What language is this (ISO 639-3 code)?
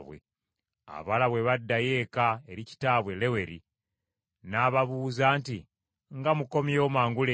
lug